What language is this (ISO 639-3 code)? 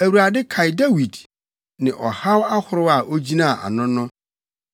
aka